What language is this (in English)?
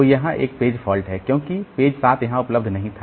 Hindi